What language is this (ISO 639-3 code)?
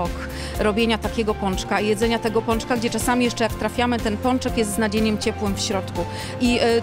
pol